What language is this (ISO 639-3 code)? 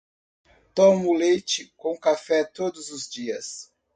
por